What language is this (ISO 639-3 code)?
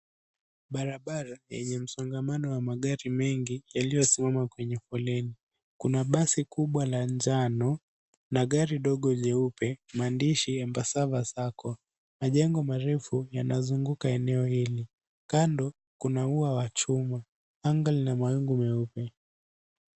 swa